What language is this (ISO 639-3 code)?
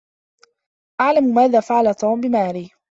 ara